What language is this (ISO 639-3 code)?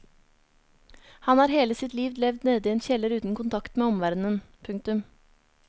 nor